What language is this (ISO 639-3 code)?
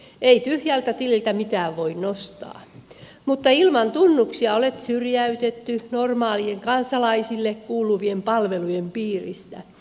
fin